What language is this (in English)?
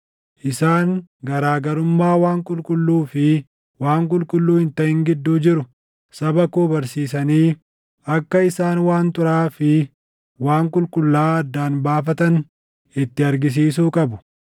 Oromo